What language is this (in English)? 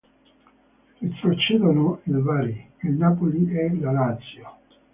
Italian